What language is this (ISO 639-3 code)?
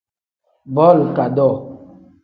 kdh